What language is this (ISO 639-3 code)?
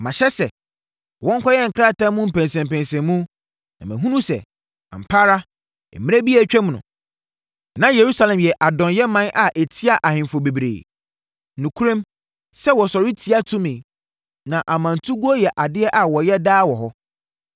aka